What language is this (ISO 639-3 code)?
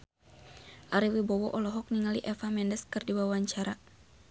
sun